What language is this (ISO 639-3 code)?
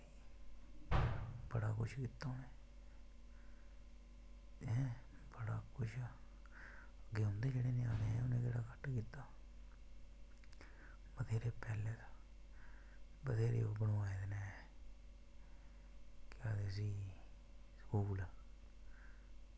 doi